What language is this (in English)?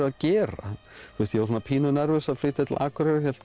Icelandic